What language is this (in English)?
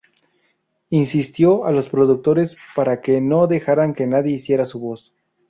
Spanish